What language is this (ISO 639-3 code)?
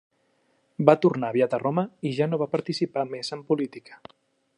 cat